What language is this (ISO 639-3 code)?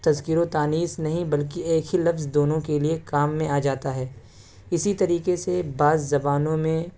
urd